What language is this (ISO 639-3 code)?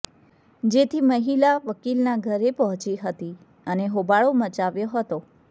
guj